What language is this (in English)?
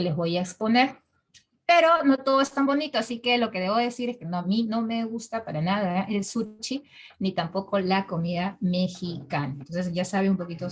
Spanish